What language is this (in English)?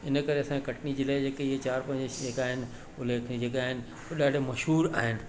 Sindhi